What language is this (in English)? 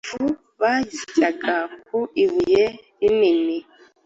Kinyarwanda